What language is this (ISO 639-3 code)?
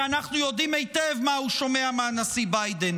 heb